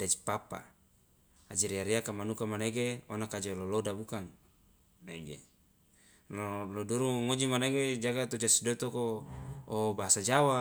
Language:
Loloda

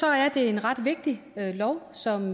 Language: Danish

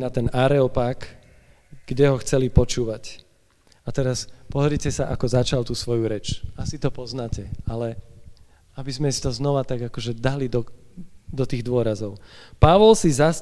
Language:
Slovak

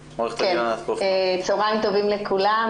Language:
Hebrew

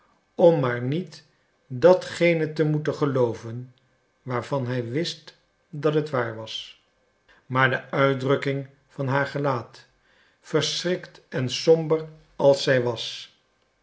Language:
Dutch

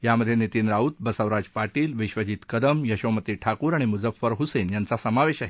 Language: Marathi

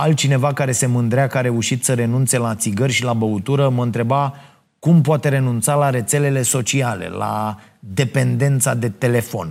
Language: Romanian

